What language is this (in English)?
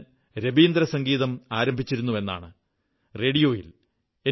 Malayalam